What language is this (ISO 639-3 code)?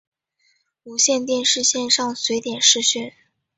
zho